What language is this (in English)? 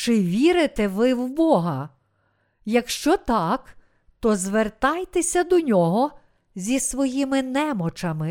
Ukrainian